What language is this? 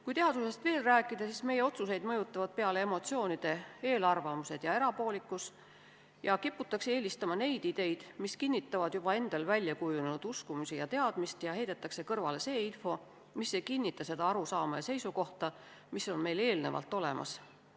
Estonian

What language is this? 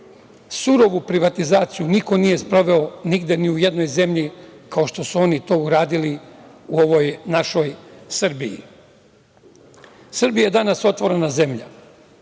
Serbian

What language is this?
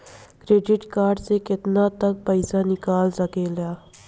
Bhojpuri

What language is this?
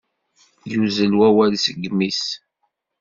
Kabyle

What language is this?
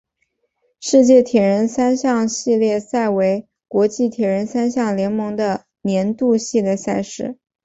Chinese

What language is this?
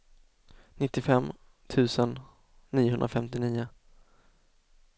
Swedish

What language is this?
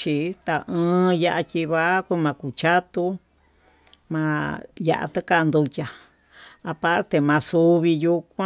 Tututepec Mixtec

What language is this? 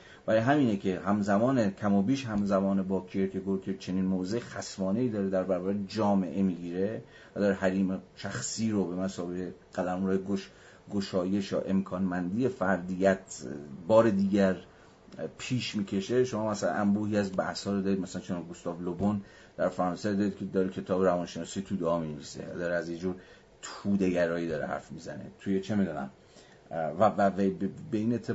Persian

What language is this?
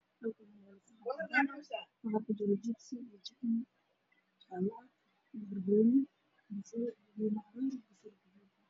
Somali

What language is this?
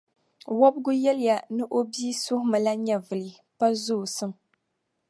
Dagbani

